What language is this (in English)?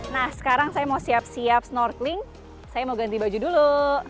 Indonesian